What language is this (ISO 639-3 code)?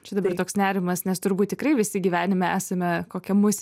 lit